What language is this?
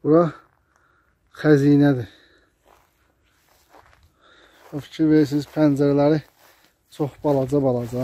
Turkish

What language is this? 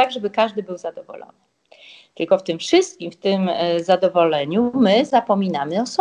Polish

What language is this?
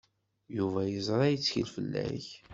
Kabyle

